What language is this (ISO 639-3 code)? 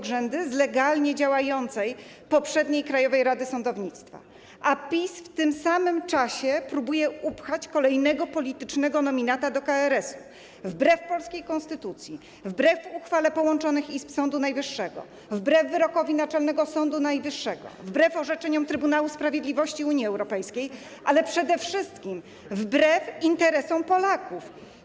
pol